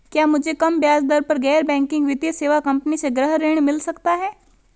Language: Hindi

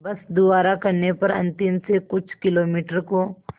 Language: Hindi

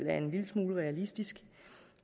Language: Danish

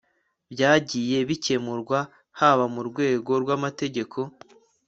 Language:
Kinyarwanda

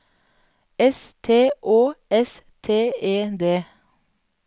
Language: Norwegian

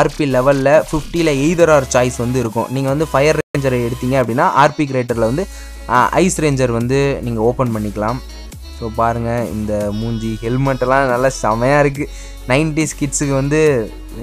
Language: Romanian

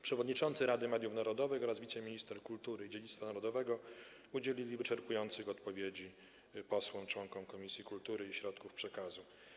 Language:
Polish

